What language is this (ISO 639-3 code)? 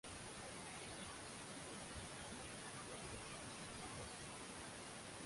swa